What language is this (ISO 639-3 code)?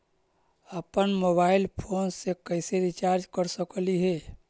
mag